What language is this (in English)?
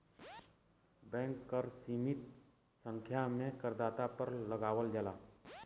Bhojpuri